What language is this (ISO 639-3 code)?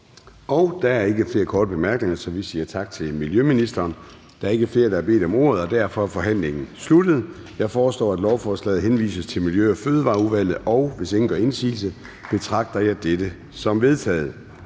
dan